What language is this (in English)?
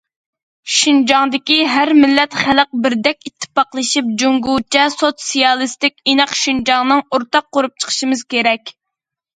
Uyghur